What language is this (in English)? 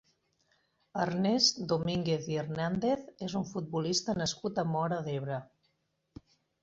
Catalan